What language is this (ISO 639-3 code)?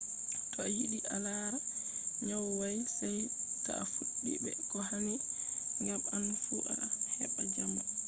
ful